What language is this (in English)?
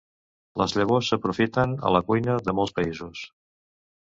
Catalan